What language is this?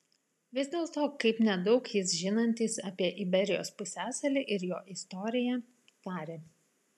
Lithuanian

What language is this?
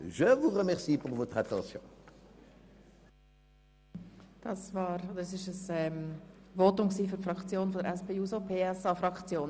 Swiss German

